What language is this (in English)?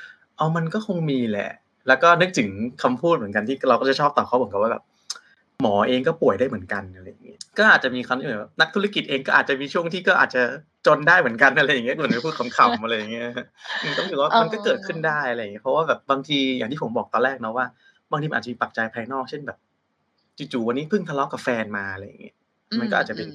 Thai